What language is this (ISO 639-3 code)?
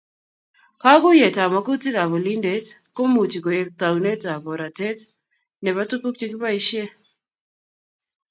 kln